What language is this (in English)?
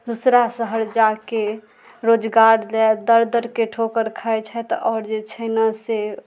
Maithili